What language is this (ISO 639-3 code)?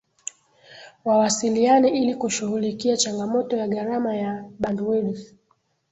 swa